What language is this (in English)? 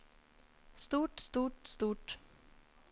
Norwegian